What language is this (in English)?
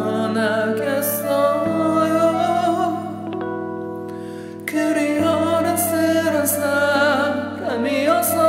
Spanish